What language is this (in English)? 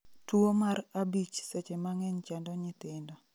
Luo (Kenya and Tanzania)